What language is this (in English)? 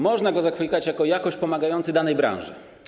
Polish